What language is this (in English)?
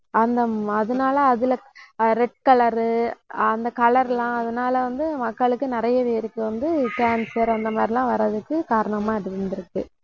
Tamil